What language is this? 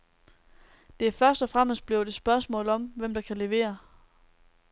Danish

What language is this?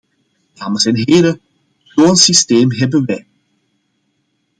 Dutch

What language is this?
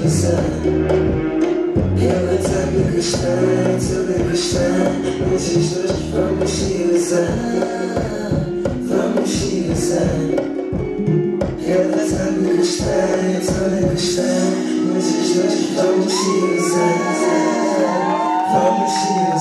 English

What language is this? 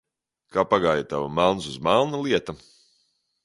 Latvian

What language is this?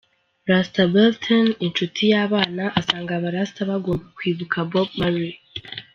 Kinyarwanda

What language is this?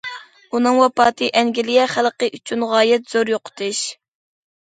Uyghur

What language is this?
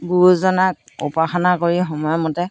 Assamese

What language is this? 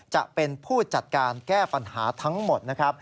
Thai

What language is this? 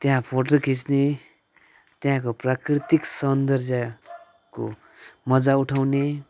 Nepali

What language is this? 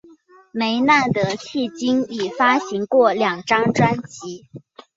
Chinese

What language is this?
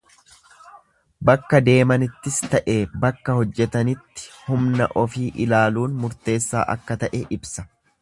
Oromo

